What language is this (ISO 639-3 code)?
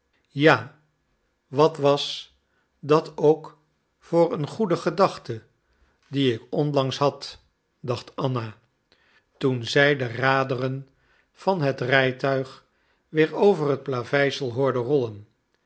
nld